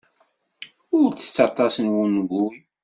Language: Kabyle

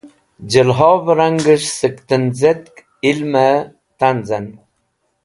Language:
Wakhi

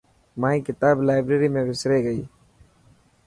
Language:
Dhatki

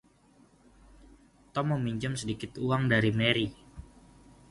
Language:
Indonesian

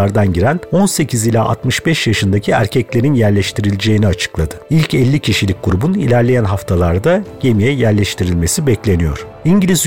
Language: Turkish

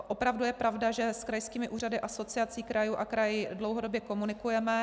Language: Czech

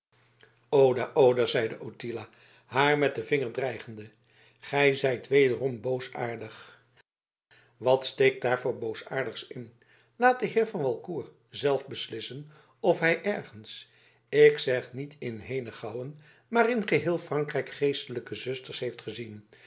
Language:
Dutch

